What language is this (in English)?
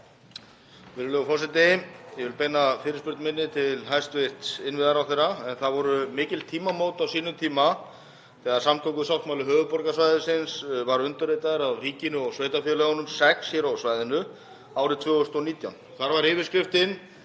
Icelandic